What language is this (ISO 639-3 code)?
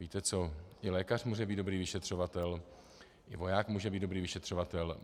ces